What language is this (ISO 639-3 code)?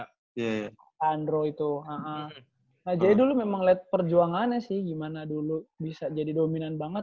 ind